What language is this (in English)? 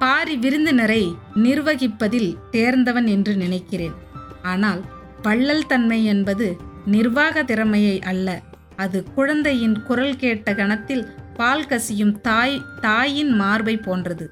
Tamil